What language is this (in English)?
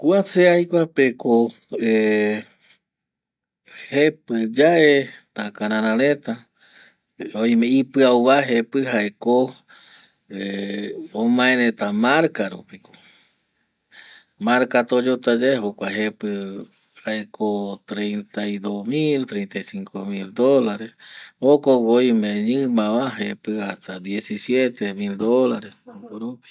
Eastern Bolivian Guaraní